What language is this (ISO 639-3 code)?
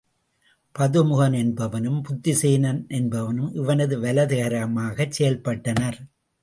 tam